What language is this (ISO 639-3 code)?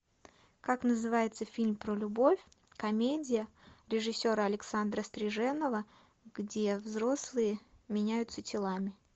rus